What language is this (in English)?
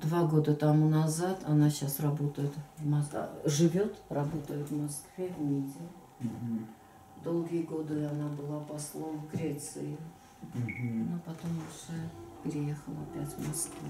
Russian